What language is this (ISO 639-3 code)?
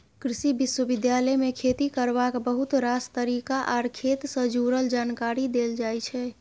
mai